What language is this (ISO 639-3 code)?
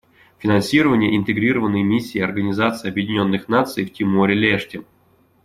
rus